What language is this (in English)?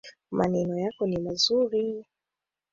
Swahili